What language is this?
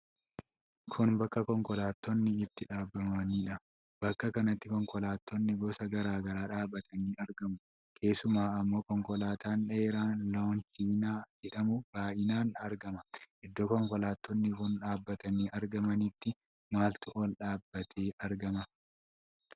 Oromo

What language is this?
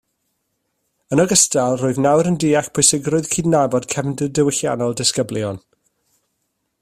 Welsh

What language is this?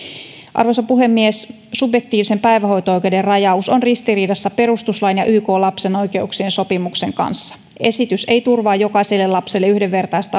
Finnish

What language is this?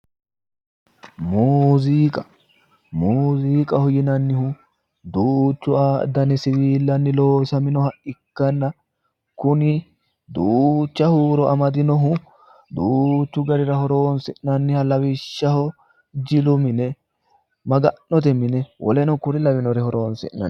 Sidamo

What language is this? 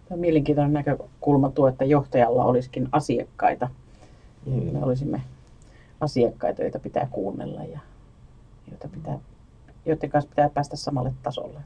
Finnish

